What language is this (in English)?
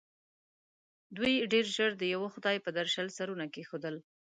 Pashto